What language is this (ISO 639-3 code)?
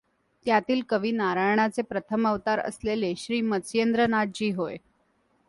mar